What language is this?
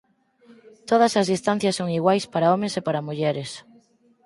Galician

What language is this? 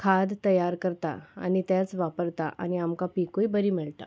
Konkani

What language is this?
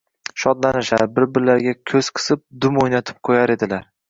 Uzbek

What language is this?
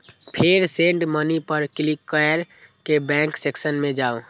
Maithili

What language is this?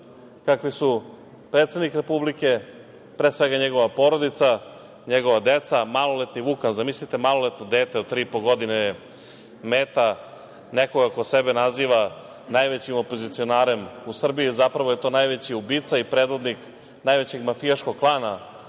Serbian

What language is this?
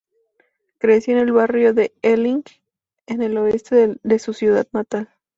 Spanish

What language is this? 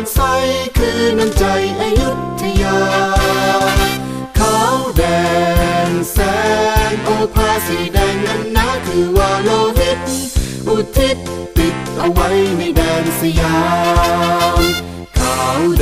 Thai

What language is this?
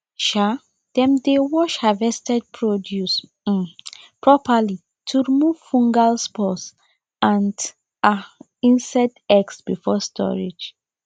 Nigerian Pidgin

